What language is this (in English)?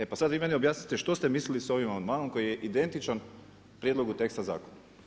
Croatian